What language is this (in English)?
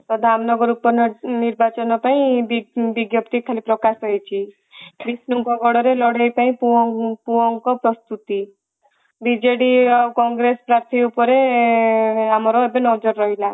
Odia